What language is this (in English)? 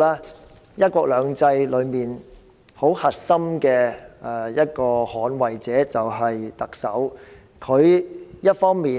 Cantonese